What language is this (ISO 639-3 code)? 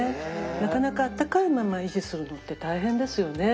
jpn